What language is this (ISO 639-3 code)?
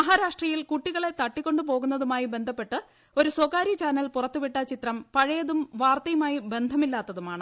mal